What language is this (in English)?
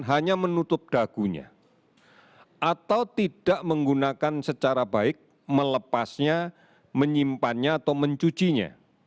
Indonesian